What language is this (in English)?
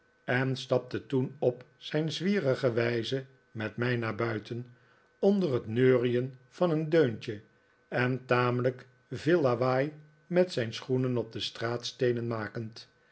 Dutch